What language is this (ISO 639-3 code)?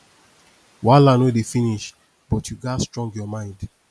pcm